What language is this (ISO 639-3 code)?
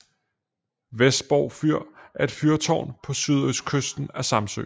dan